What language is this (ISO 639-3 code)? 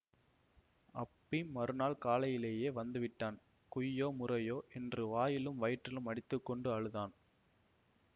tam